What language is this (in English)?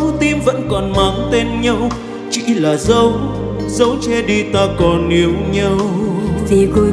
Vietnamese